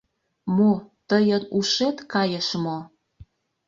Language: Mari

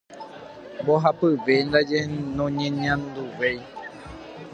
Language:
Guarani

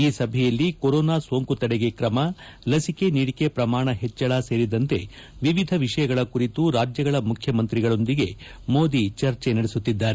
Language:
Kannada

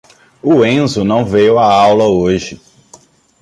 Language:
Portuguese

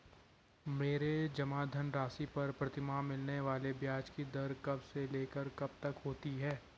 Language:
Hindi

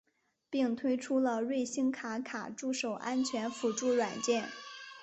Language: Chinese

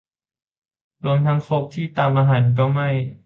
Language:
Thai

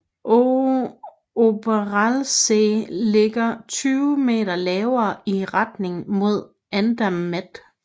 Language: Danish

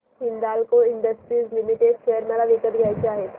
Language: Marathi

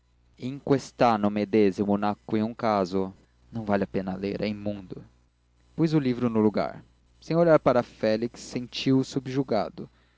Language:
Portuguese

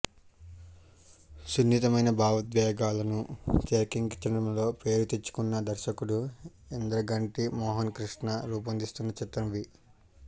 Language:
Telugu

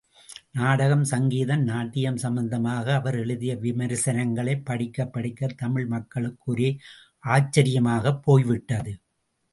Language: Tamil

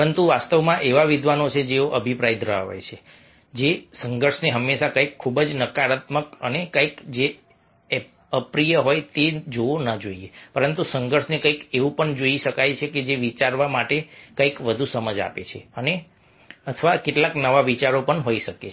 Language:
Gujarati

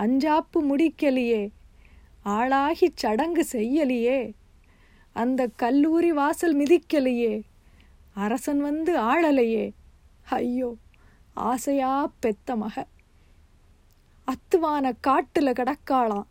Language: Tamil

